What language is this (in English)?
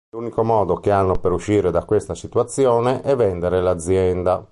Italian